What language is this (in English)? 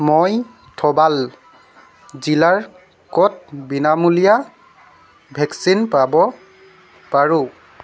Assamese